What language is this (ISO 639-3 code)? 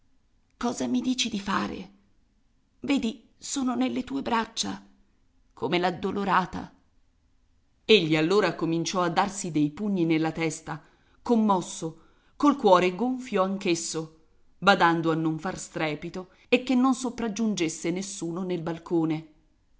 ita